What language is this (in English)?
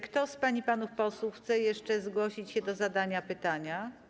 Polish